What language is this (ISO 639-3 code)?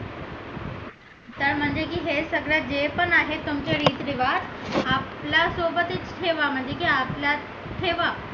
mar